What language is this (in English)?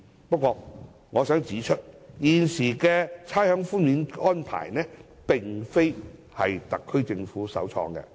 Cantonese